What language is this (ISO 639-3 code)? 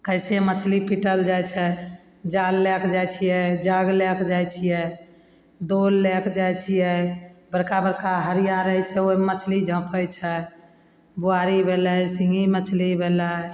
mai